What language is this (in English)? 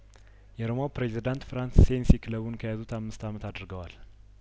Amharic